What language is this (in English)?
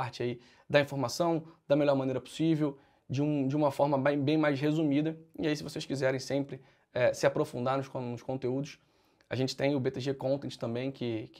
Portuguese